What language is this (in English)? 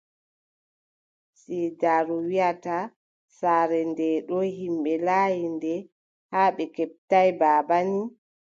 Adamawa Fulfulde